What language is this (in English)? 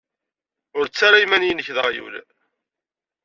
Kabyle